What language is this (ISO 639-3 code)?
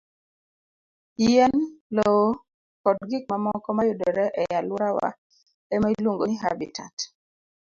luo